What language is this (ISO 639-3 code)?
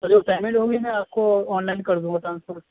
urd